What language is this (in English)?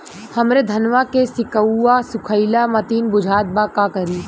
Bhojpuri